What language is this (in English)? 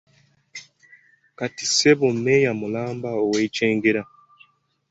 Ganda